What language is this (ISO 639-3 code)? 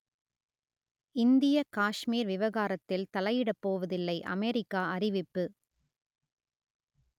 tam